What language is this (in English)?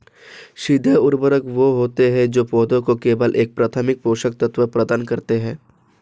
Hindi